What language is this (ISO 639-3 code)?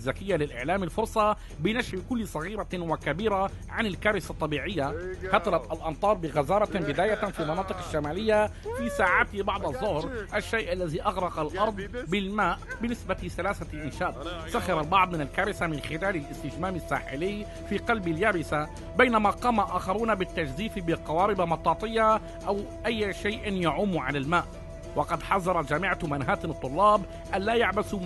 ara